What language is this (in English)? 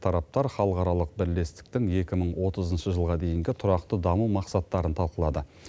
Kazakh